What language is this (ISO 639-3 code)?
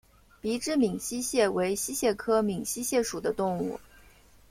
zho